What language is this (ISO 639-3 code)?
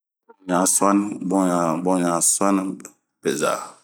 bmq